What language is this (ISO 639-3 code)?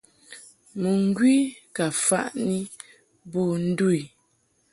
mhk